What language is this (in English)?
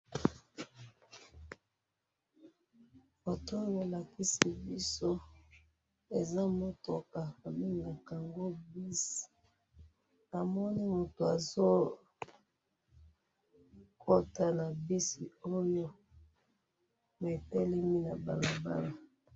Lingala